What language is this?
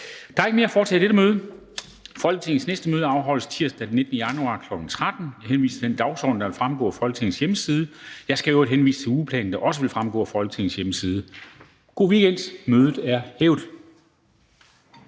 Danish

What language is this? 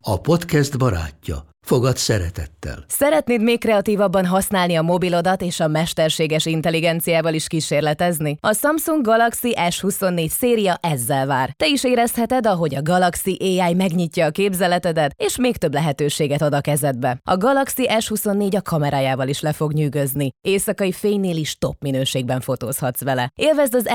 Hungarian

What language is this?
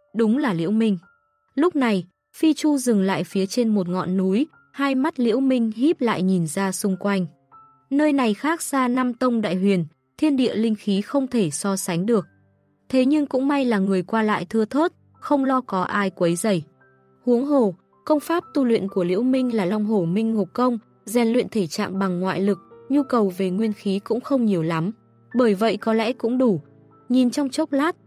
Vietnamese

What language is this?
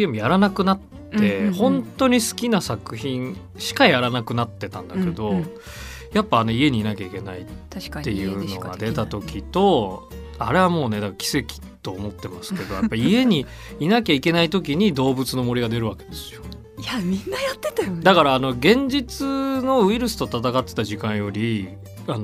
Japanese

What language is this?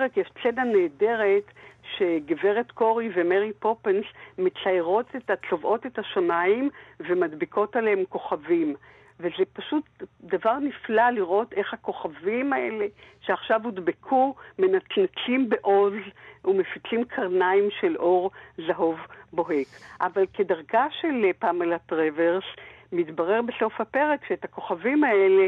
Hebrew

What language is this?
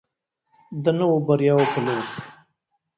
Pashto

